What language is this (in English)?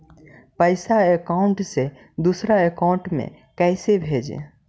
Magahi